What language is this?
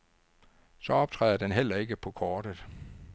Danish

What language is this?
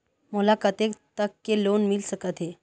Chhattisgarhi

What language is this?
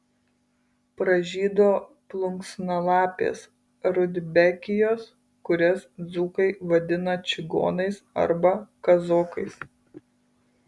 Lithuanian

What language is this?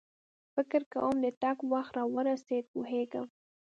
Pashto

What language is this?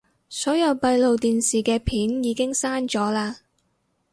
Cantonese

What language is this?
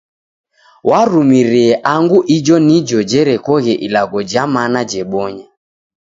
Taita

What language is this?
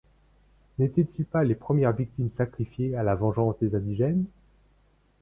French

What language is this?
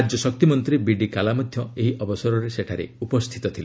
Odia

